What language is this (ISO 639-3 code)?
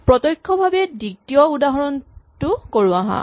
asm